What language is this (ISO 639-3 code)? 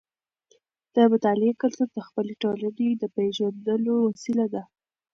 pus